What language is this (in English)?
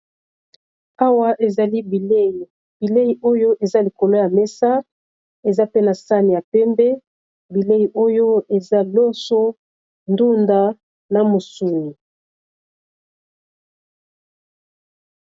Lingala